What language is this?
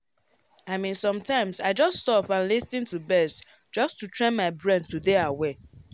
Nigerian Pidgin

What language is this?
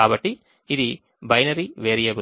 Telugu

